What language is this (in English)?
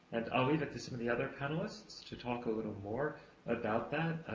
English